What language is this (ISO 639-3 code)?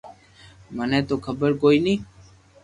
lrk